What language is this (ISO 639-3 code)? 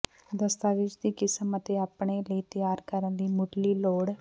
pan